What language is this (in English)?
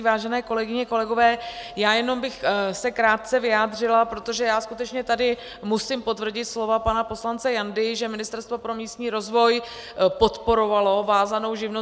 Czech